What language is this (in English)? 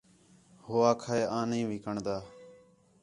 Khetrani